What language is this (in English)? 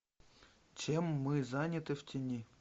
Russian